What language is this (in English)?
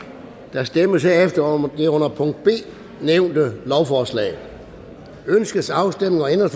Danish